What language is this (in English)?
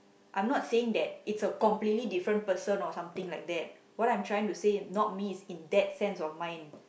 English